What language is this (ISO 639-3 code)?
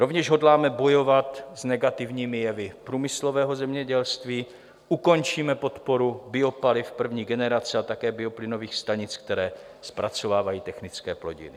ces